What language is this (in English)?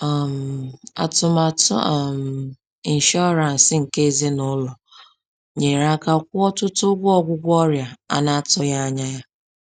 Igbo